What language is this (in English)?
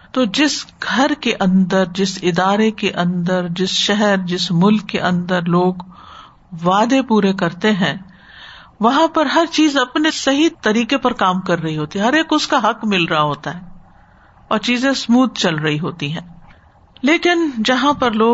Urdu